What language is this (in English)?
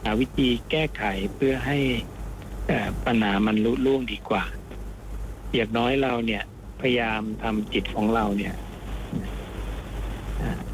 Thai